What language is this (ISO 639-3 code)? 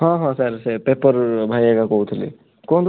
ori